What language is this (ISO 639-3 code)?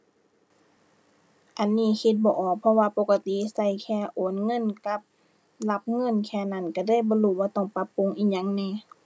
tha